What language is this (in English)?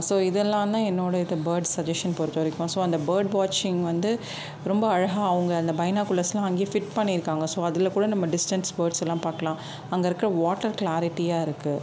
Tamil